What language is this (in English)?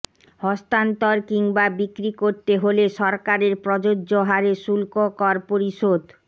Bangla